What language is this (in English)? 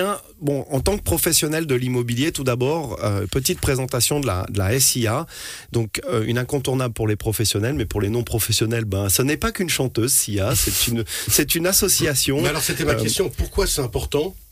French